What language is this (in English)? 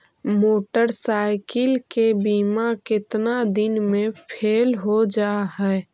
Magahi